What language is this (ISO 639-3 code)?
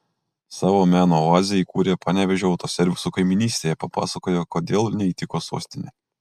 lit